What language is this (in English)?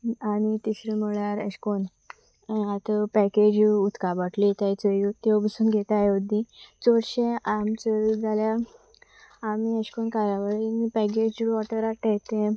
Konkani